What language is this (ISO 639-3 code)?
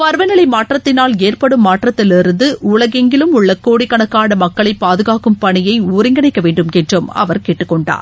tam